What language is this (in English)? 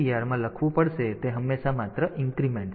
Gujarati